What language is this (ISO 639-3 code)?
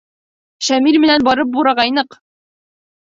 bak